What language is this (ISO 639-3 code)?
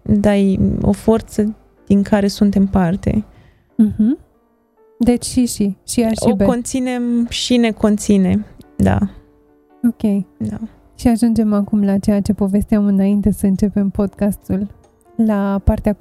ron